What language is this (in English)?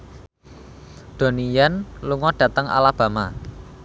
Javanese